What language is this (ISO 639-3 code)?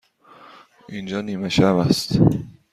fas